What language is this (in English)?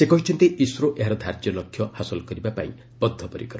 Odia